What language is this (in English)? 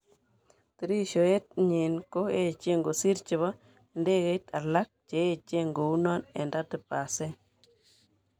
Kalenjin